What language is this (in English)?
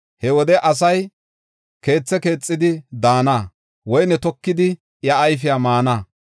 Gofa